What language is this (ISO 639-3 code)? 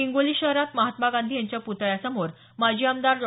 mar